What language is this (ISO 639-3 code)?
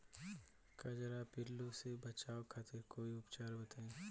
bho